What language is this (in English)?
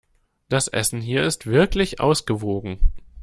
German